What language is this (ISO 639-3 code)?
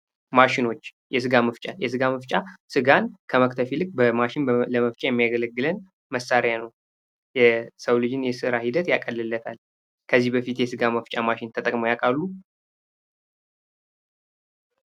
amh